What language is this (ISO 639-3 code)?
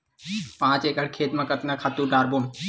hne